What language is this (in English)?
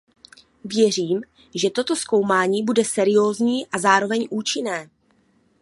Czech